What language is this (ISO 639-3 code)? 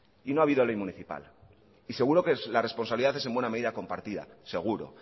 spa